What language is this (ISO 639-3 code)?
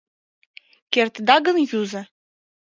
chm